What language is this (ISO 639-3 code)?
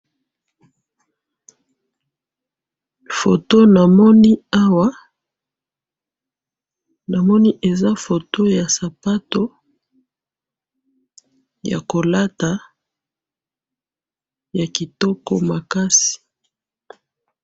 lin